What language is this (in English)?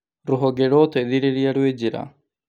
Kikuyu